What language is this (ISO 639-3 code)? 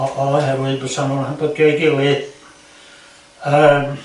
cym